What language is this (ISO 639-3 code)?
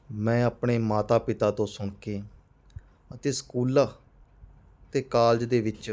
pan